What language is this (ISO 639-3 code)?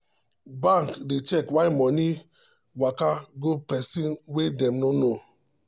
pcm